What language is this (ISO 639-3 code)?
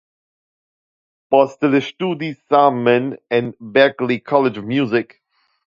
epo